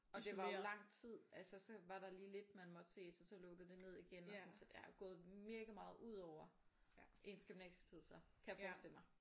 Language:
Danish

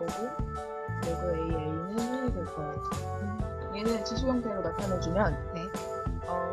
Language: Korean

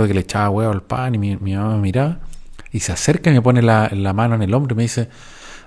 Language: Spanish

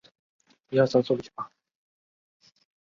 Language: Chinese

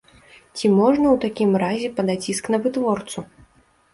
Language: Belarusian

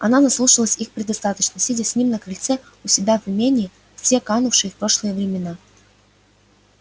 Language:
Russian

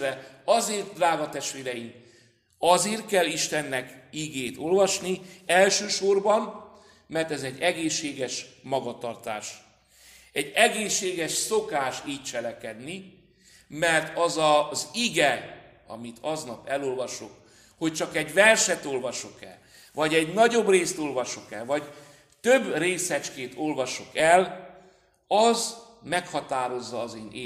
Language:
Hungarian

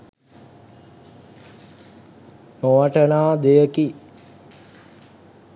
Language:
Sinhala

